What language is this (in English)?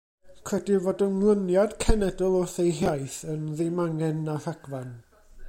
Welsh